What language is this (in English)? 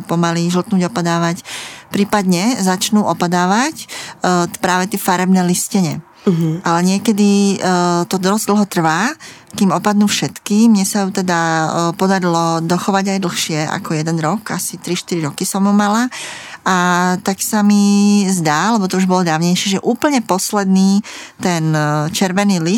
Slovak